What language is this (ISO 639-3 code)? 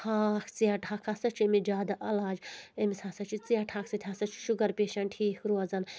kas